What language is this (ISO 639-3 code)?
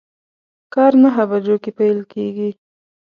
pus